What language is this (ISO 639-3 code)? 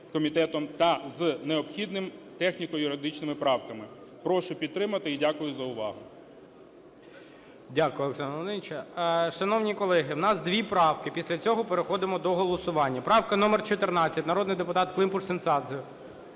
ukr